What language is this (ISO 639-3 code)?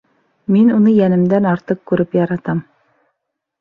bak